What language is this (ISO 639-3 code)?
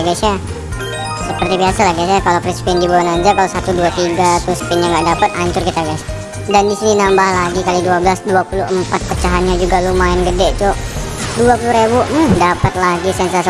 ind